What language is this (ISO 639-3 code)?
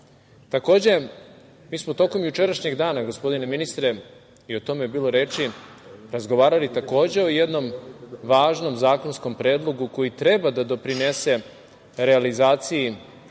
srp